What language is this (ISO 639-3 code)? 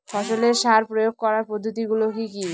ben